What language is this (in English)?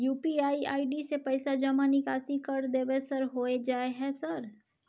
Maithili